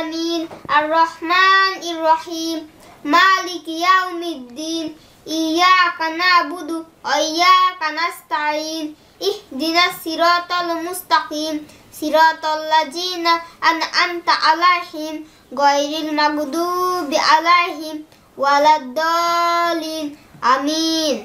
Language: Arabic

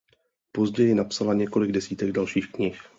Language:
Czech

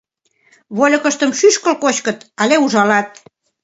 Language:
Mari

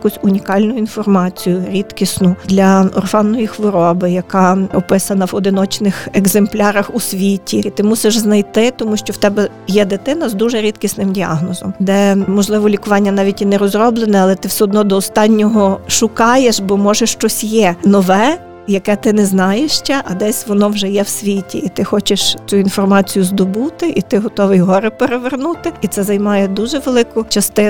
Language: Ukrainian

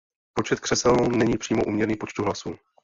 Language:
Czech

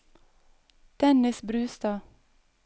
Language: Norwegian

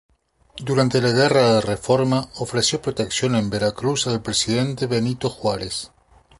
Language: Spanish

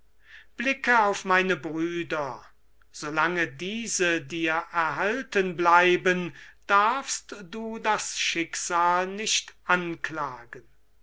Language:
German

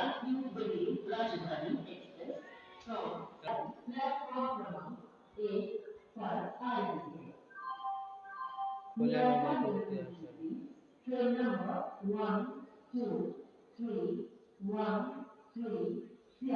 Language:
Hindi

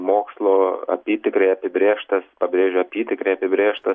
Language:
Lithuanian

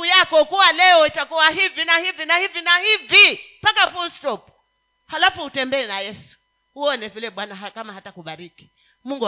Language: Swahili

